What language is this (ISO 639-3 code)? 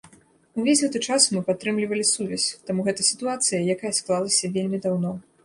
bel